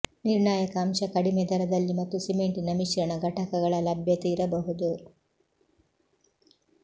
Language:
Kannada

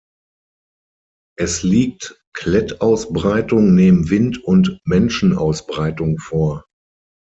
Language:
German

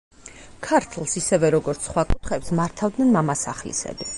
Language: Georgian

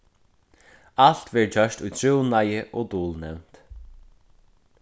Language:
Faroese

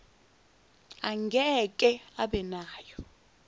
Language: Zulu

